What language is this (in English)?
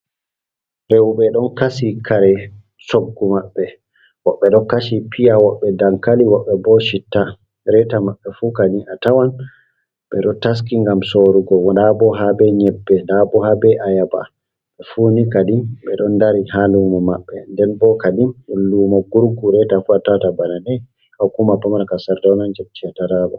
Fula